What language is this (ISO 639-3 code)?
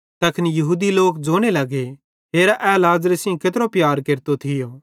bhd